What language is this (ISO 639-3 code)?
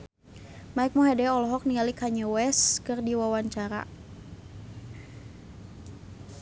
sun